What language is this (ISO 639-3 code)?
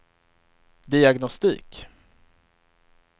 swe